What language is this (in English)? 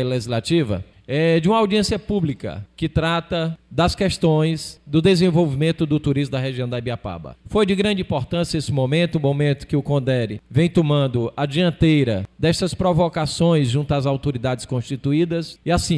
Portuguese